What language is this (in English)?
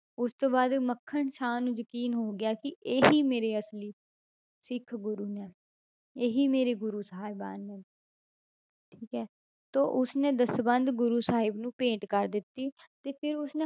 Punjabi